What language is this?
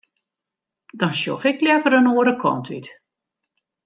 Western Frisian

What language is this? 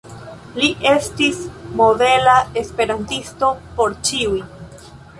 Esperanto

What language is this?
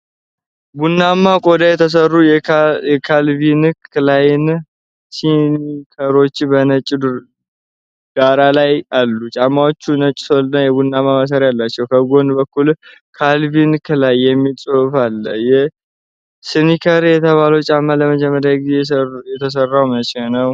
Amharic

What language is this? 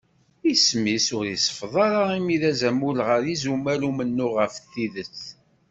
Kabyle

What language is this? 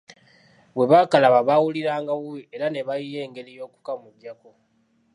Ganda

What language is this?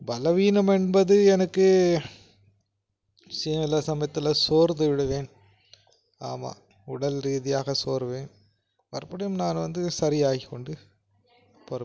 Tamil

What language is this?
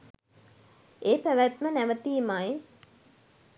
Sinhala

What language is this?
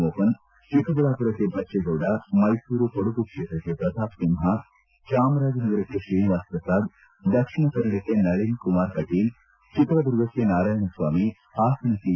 Kannada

